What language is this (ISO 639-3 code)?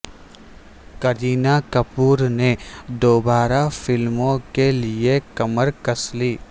urd